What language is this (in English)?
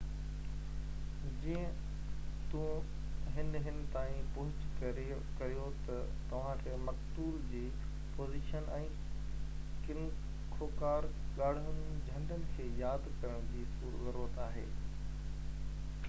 Sindhi